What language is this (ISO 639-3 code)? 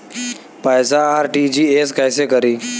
bho